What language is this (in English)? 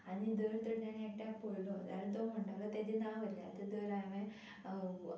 Konkani